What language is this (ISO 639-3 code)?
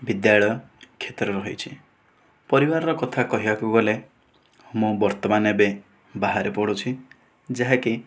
ori